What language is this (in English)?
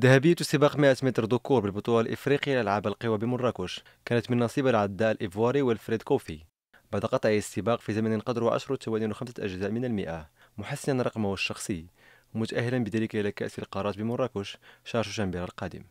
Arabic